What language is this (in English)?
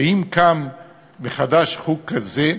Hebrew